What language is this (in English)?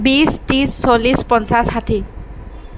Assamese